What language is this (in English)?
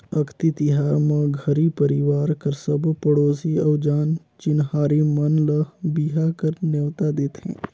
Chhattisgarhi